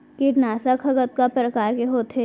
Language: Chhattisgarhi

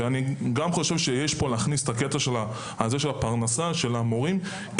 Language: Hebrew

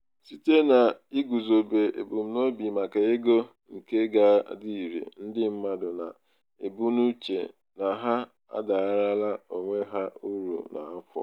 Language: Igbo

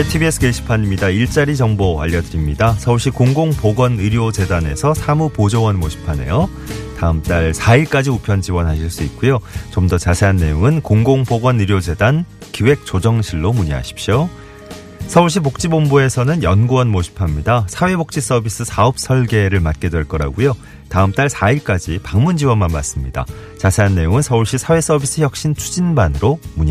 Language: Korean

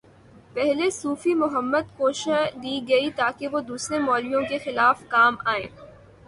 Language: Urdu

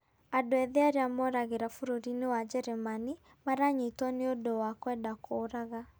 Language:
Kikuyu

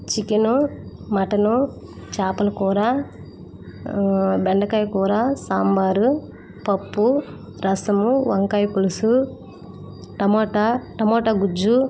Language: Telugu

